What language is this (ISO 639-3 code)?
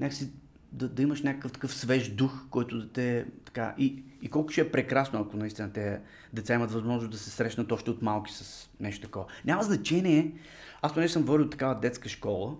bul